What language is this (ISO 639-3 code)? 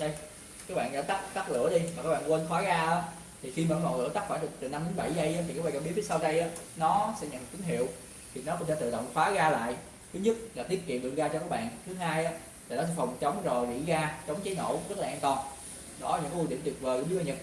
vie